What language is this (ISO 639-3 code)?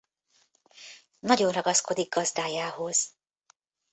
hun